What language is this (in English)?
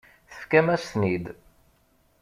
Kabyle